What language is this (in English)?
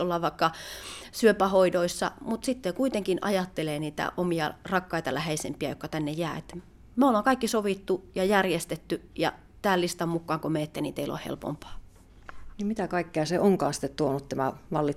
Finnish